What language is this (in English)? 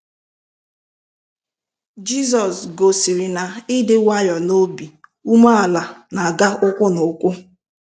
Igbo